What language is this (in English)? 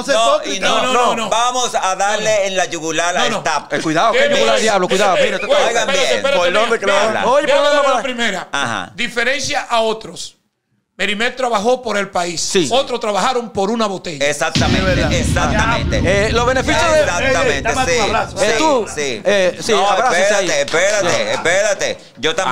Spanish